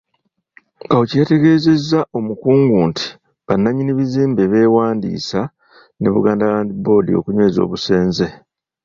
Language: Ganda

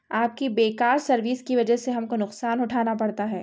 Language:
Urdu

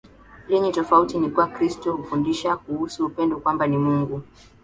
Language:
Swahili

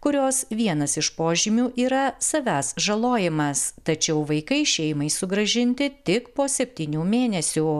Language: Lithuanian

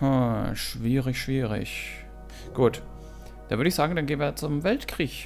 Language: German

